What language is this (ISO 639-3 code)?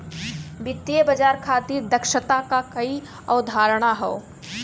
bho